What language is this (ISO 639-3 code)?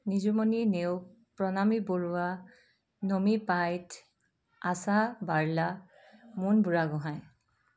asm